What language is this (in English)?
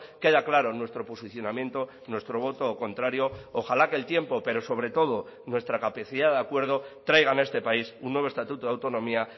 Spanish